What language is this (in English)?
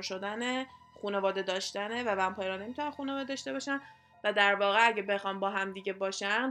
Persian